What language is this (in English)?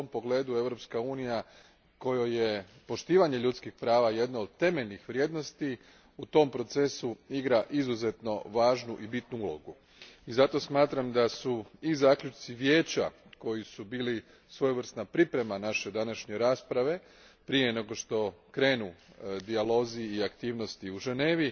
Croatian